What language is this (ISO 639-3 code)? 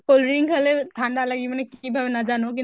asm